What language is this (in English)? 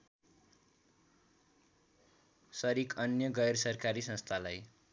Nepali